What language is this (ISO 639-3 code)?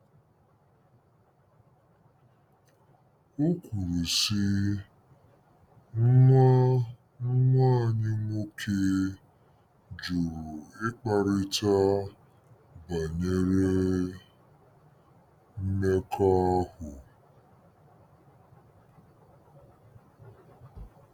ibo